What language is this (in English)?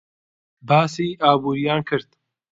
Central Kurdish